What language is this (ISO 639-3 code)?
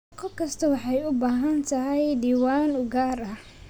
som